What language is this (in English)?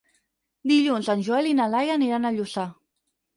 Catalan